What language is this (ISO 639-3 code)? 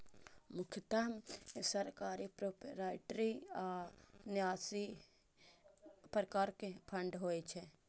mai